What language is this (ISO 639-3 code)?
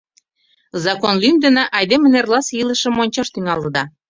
chm